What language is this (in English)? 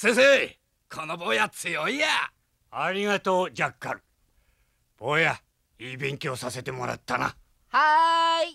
Japanese